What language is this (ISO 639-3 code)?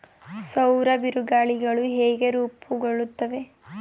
kan